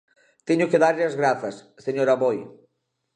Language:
Galician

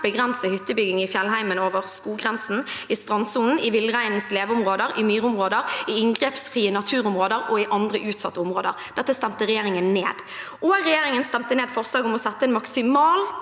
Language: Norwegian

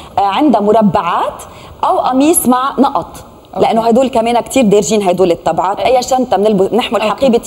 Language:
Arabic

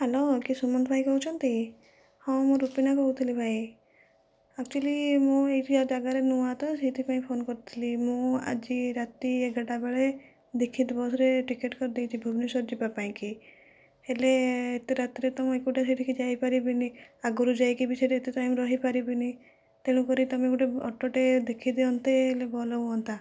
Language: Odia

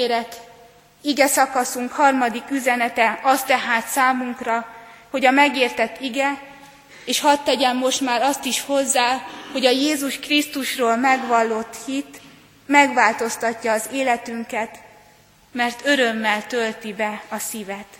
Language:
Hungarian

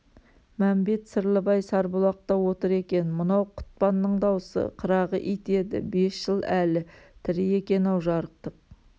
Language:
Kazakh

